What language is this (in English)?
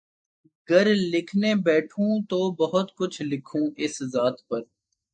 Urdu